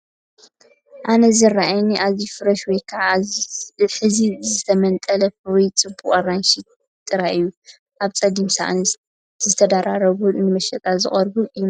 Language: Tigrinya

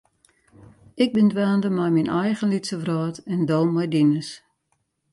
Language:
Western Frisian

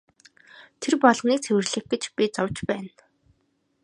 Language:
Mongolian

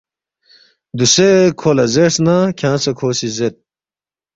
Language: Balti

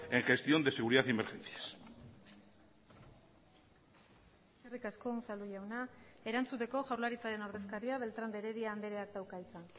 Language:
Basque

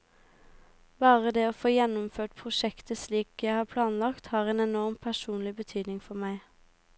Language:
Norwegian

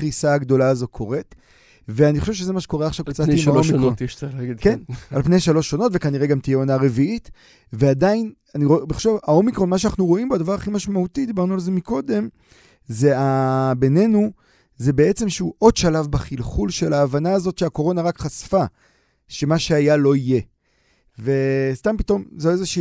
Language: Hebrew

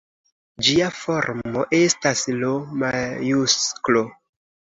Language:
Esperanto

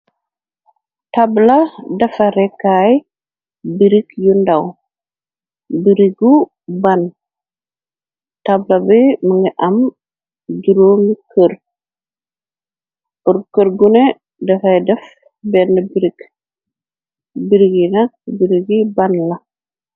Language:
Wolof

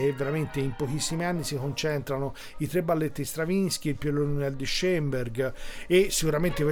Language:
Italian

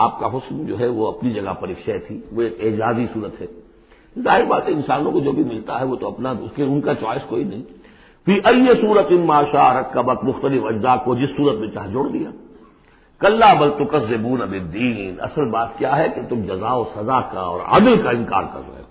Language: Urdu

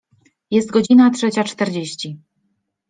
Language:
Polish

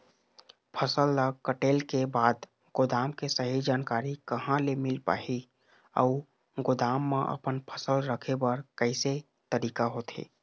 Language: Chhattisgarhi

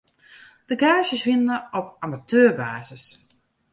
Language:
Western Frisian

